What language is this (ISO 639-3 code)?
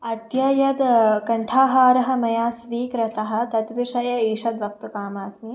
san